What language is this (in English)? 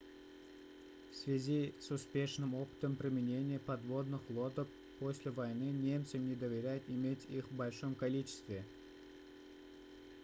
Russian